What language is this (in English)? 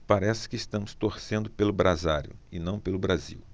Portuguese